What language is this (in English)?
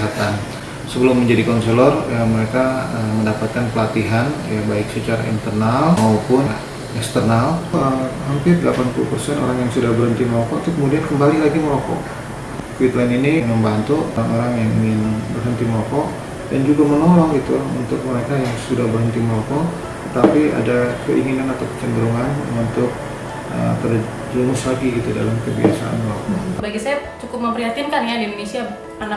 Indonesian